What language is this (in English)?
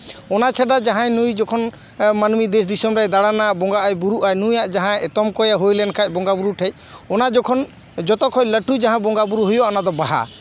Santali